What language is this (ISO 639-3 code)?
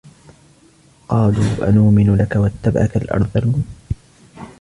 ara